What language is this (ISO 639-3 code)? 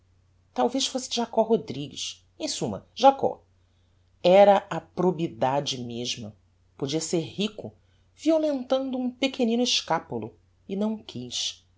por